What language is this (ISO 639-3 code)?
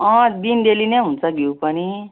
nep